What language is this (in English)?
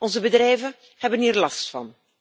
Dutch